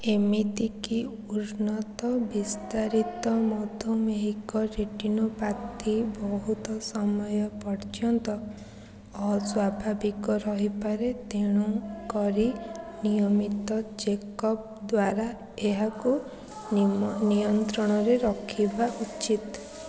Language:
Odia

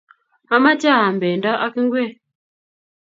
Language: Kalenjin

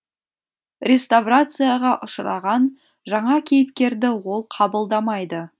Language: Kazakh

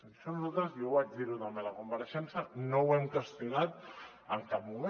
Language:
Catalan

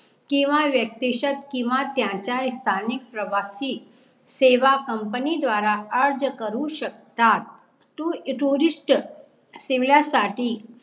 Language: Marathi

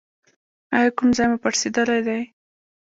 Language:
Pashto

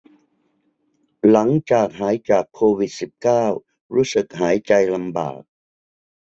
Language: Thai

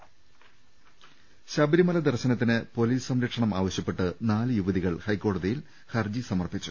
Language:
Malayalam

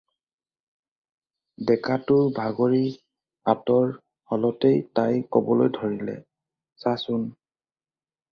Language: Assamese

